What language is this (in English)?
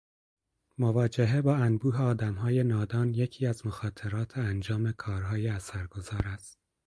Persian